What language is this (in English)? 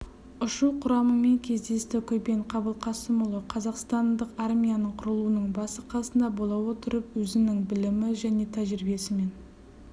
Kazakh